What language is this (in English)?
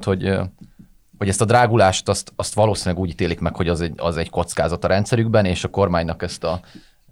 Hungarian